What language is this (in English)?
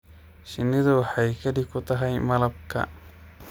Somali